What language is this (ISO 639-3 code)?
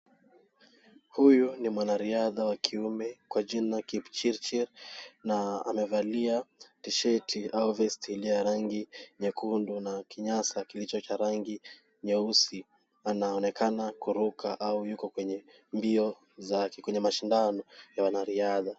swa